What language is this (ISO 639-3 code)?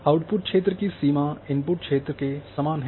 hin